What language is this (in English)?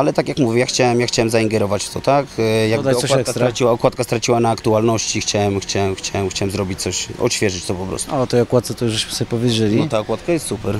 Polish